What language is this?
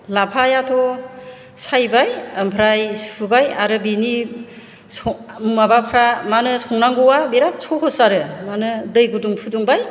Bodo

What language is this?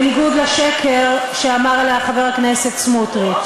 Hebrew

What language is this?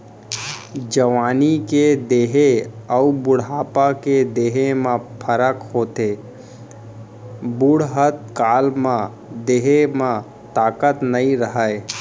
Chhattisgarhi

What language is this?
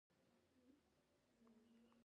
Pashto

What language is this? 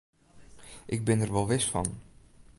Western Frisian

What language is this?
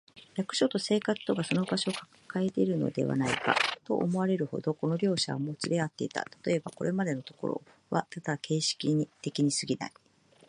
Japanese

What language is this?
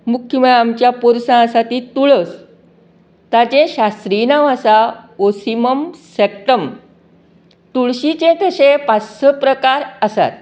Konkani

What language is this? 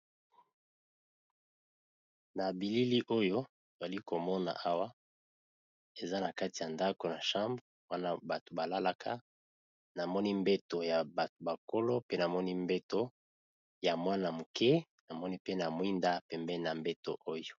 Lingala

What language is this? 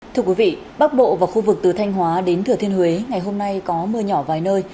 Vietnamese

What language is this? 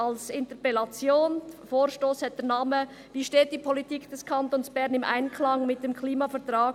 Swiss German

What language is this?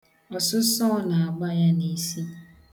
Igbo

